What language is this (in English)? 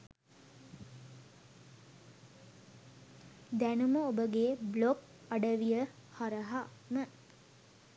Sinhala